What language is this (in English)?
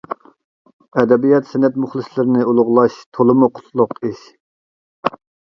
Uyghur